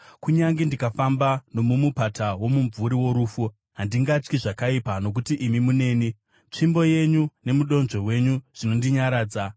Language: Shona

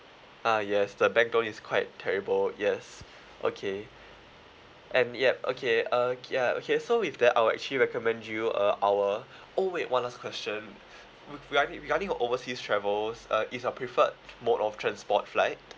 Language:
English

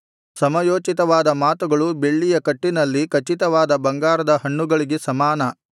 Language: Kannada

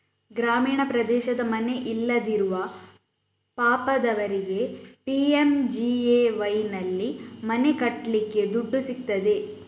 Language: Kannada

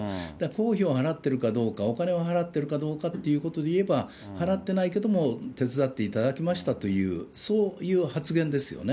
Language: Japanese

